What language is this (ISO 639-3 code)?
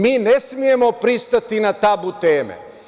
srp